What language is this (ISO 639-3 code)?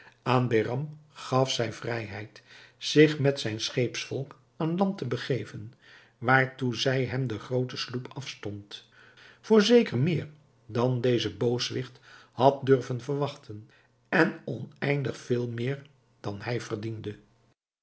nld